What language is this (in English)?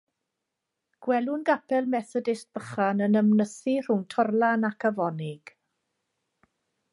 Welsh